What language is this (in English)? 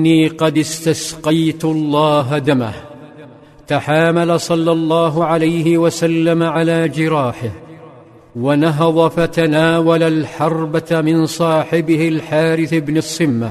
Arabic